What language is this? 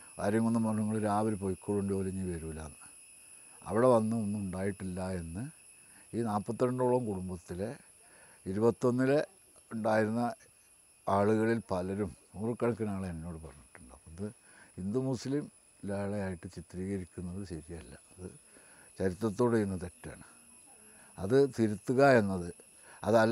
Malayalam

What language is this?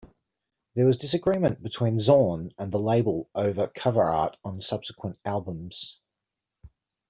English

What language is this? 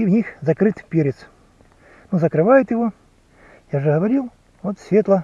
Russian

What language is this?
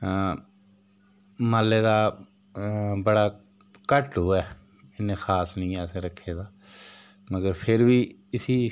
Dogri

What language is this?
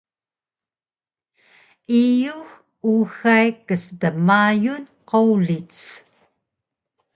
Taroko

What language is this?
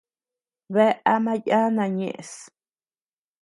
Tepeuxila Cuicatec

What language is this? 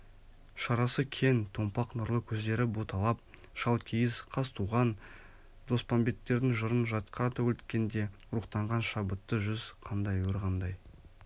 Kazakh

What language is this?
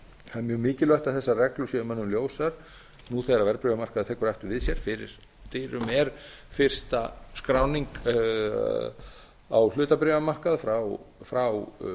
Icelandic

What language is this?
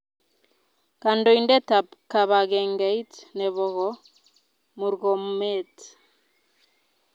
Kalenjin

